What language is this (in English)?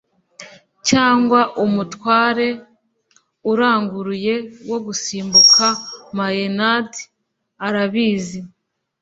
Kinyarwanda